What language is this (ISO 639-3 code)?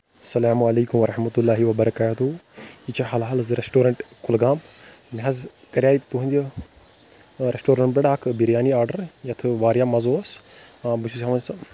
kas